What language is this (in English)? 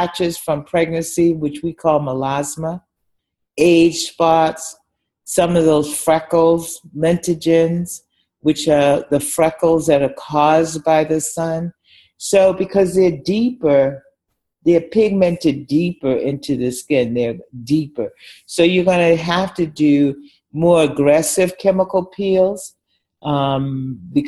English